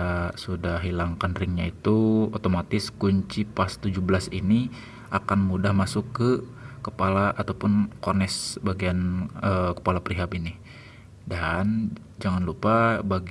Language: Indonesian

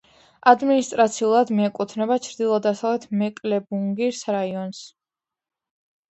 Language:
Georgian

